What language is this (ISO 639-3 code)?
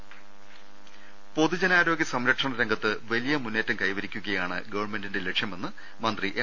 mal